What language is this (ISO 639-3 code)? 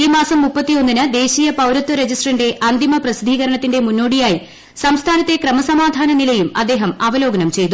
mal